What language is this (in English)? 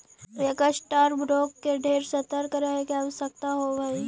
Magahi